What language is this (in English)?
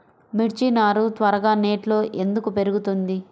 Telugu